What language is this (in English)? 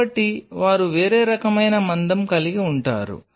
Telugu